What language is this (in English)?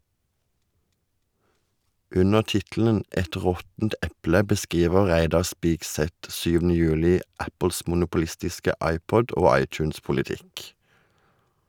Norwegian